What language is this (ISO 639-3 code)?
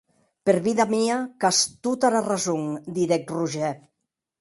oci